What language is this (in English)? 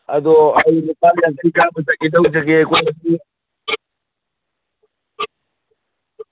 Manipuri